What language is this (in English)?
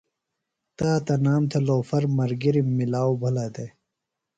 Phalura